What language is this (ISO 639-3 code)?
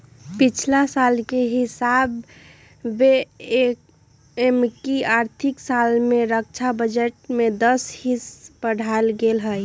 mag